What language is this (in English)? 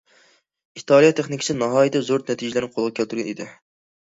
Uyghur